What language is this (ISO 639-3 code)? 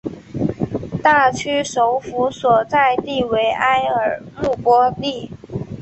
zho